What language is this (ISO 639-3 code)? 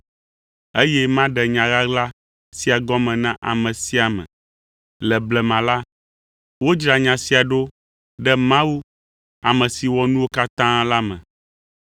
ewe